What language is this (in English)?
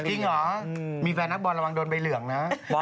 Thai